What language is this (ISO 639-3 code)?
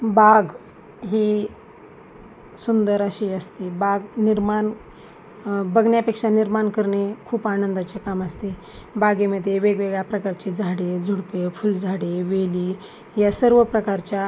mar